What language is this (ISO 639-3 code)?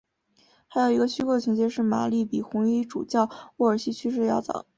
zho